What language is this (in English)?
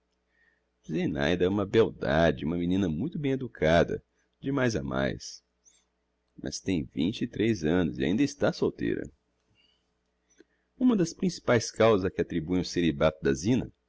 Portuguese